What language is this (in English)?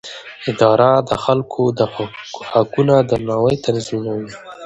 Pashto